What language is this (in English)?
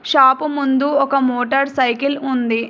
Telugu